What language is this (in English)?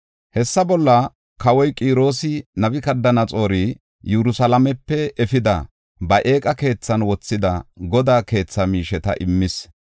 Gofa